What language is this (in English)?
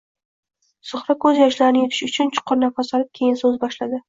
Uzbek